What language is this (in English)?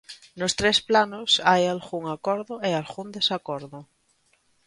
Galician